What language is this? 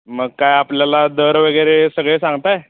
Marathi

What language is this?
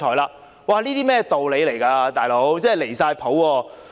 Cantonese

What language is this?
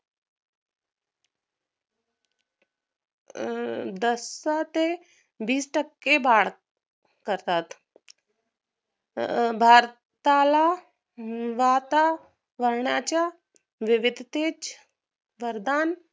Marathi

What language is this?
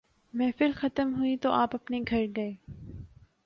Urdu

